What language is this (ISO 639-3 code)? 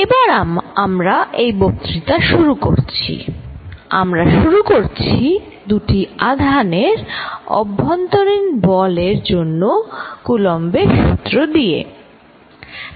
ben